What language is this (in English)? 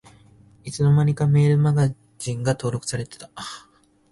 Japanese